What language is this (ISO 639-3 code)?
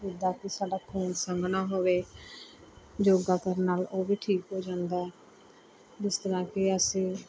pan